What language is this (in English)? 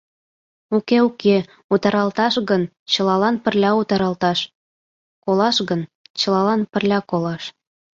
Mari